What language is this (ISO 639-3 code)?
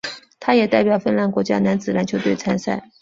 zho